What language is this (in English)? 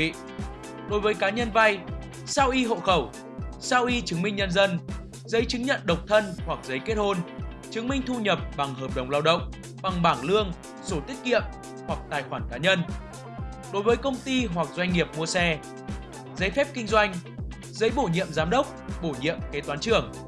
Vietnamese